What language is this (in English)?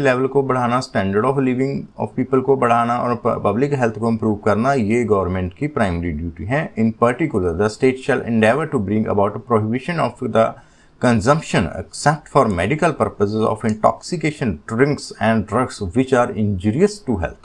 Hindi